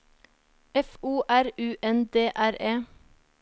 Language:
Norwegian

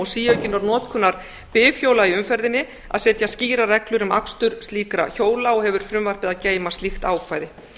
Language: Icelandic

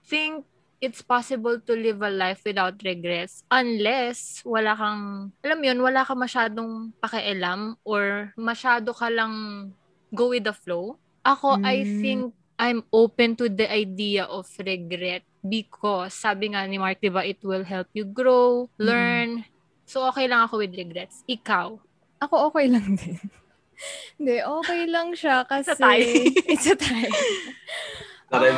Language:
Filipino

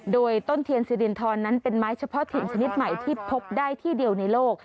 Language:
Thai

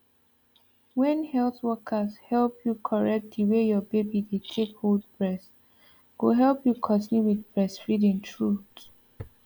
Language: Nigerian Pidgin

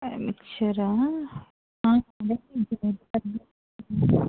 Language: Telugu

